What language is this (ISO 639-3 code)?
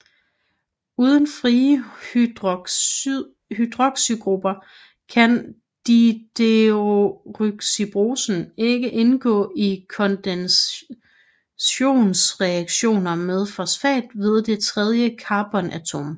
dan